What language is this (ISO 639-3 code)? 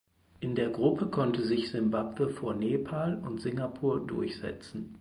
deu